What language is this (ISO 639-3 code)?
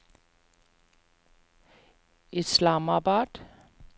nor